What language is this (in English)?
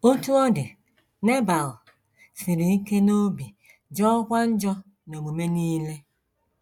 Igbo